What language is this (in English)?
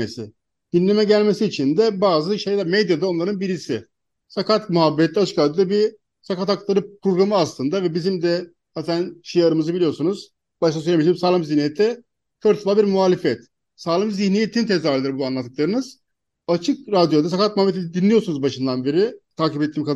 Turkish